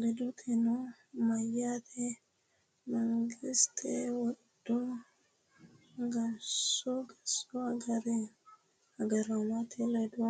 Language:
Sidamo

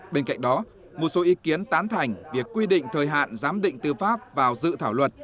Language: Vietnamese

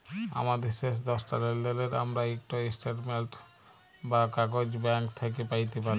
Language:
Bangla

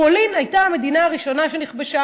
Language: Hebrew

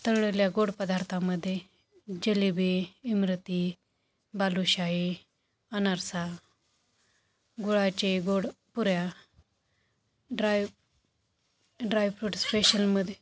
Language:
Marathi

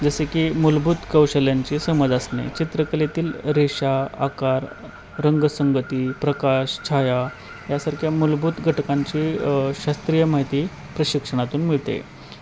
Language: Marathi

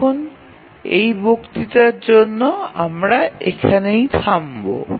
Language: Bangla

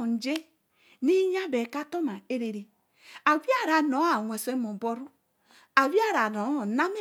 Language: Eleme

